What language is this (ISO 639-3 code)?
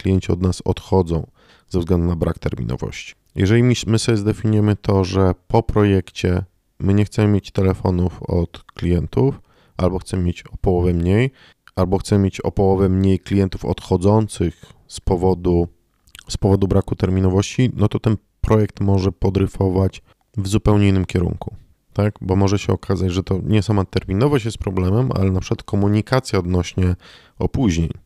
pol